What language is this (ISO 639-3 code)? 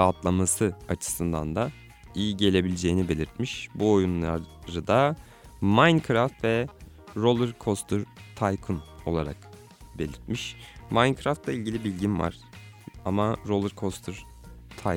tur